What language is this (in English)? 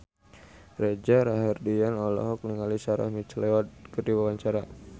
Sundanese